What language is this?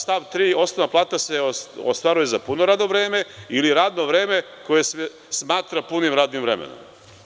Serbian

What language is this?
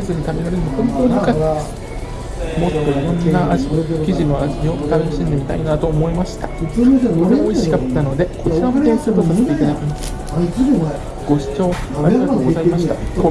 Japanese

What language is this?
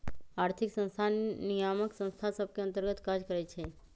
Magahi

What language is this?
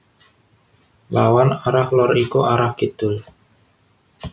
Javanese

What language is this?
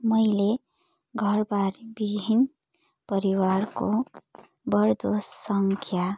Nepali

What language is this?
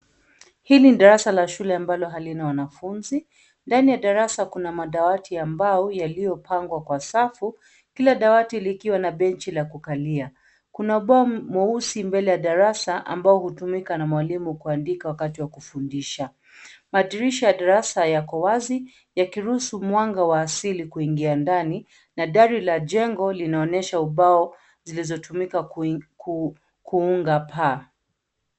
Swahili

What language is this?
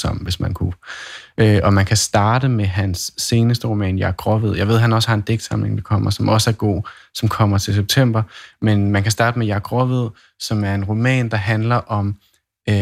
Danish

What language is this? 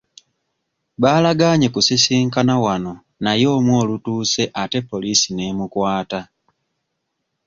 Ganda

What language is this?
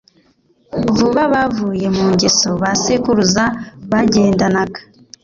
Kinyarwanda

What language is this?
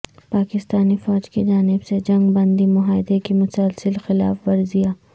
Urdu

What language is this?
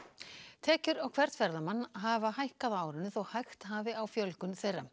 Icelandic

